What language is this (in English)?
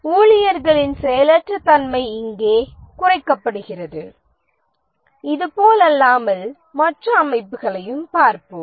Tamil